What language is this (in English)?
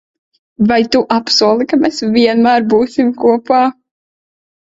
Latvian